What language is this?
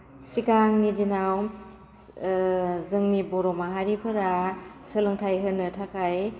Bodo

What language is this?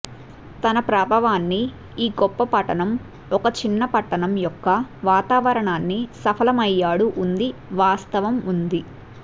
Telugu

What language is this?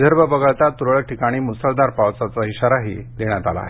Marathi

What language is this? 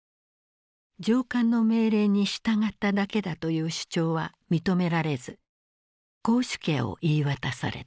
Japanese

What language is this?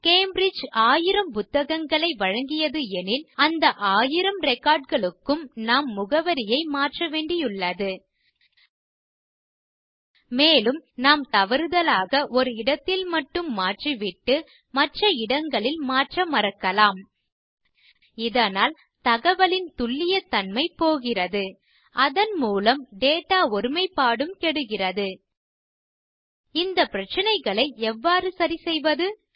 Tamil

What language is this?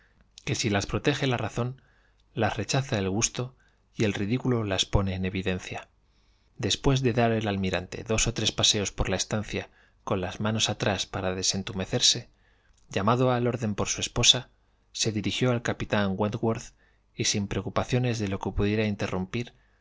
Spanish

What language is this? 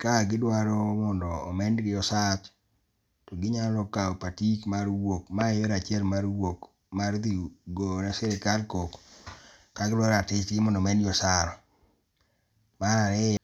Luo (Kenya and Tanzania)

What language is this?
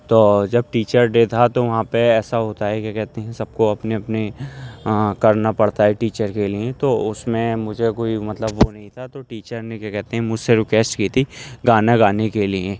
Urdu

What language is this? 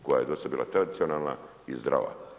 Croatian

